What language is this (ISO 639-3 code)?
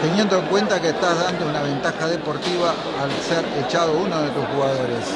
spa